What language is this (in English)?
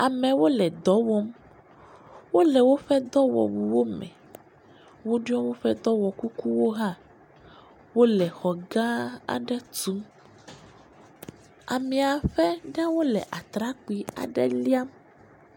Ewe